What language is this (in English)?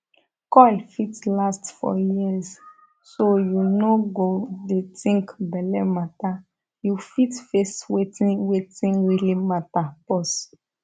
Nigerian Pidgin